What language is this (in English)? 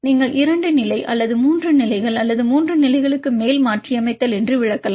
Tamil